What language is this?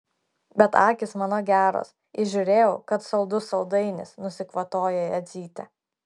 Lithuanian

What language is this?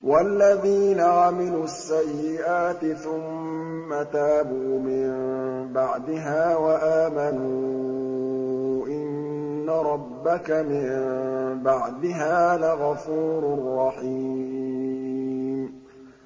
Arabic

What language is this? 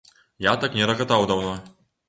Belarusian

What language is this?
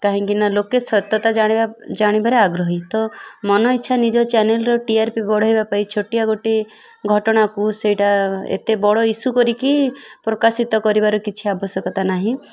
Odia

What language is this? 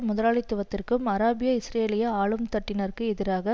Tamil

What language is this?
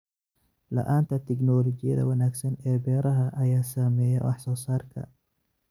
Somali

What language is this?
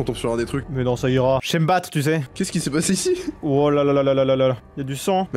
French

